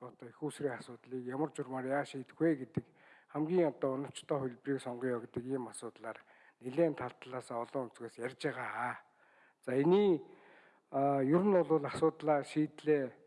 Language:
Turkish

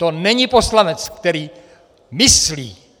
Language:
Czech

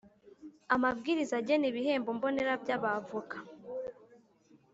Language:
Kinyarwanda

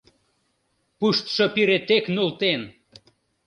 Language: Mari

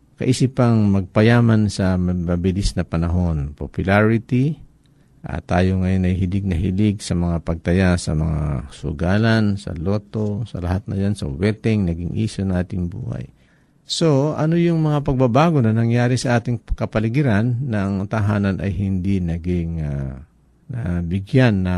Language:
Filipino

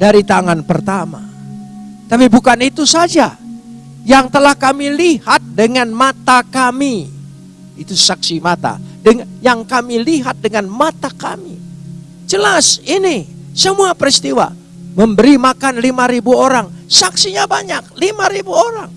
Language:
Indonesian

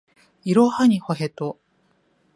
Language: Japanese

